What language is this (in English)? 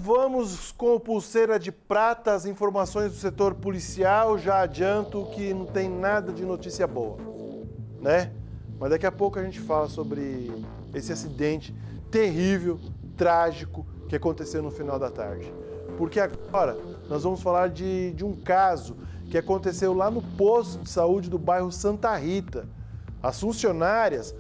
Portuguese